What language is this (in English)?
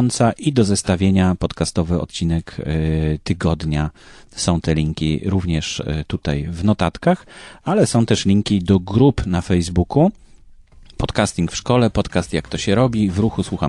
Polish